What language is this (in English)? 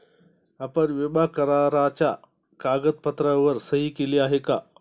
Marathi